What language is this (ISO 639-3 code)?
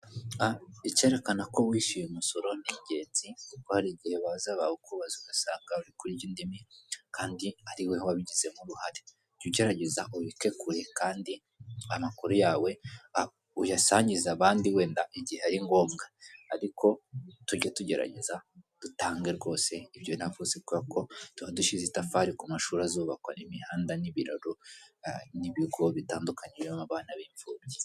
kin